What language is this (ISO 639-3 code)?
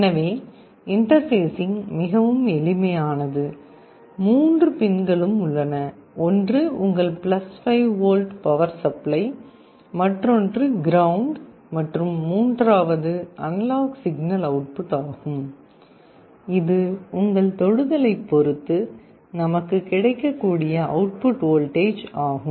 tam